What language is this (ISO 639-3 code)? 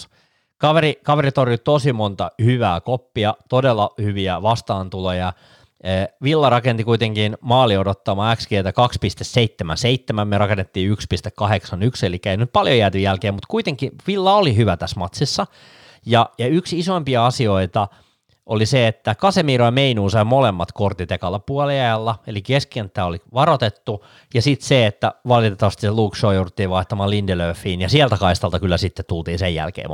fin